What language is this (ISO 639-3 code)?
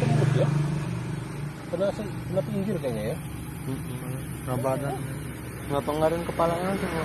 ind